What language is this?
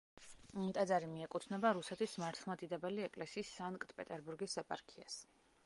Georgian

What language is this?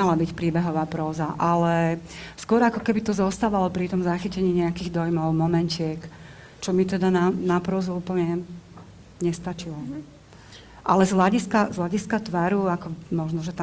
Slovak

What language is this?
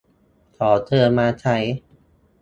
Thai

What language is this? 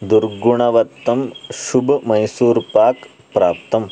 Sanskrit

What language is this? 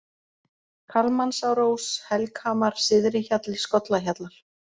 Icelandic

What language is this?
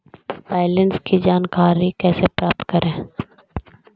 Magahi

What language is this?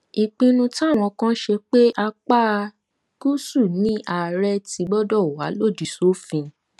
Yoruba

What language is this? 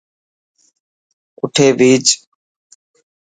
Dhatki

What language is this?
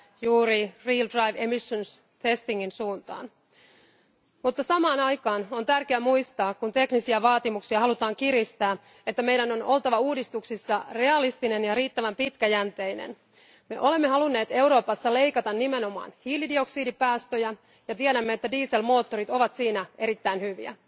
Finnish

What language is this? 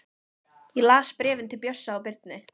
Icelandic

